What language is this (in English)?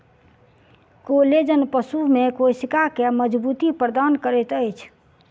Maithili